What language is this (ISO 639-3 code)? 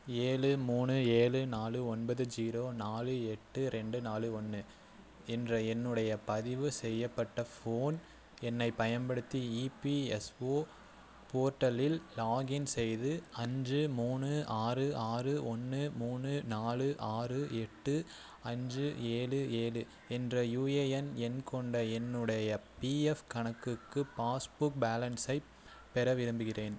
tam